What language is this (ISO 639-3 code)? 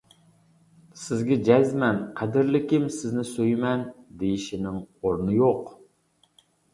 uig